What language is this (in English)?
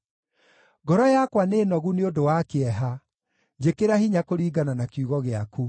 Kikuyu